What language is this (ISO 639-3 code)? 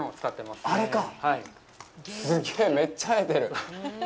jpn